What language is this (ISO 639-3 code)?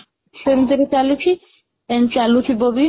ori